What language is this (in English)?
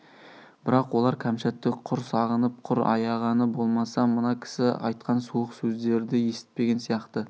Kazakh